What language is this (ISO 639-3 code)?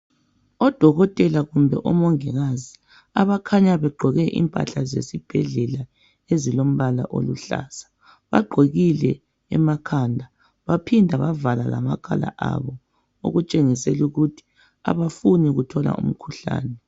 nde